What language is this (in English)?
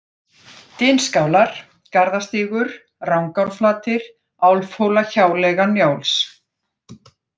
Icelandic